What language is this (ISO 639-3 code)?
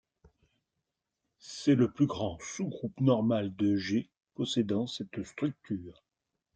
fra